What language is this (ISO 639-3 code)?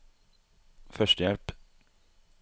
nor